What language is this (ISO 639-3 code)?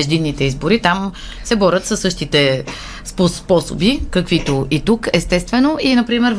bul